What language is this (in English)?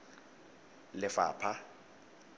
Tswana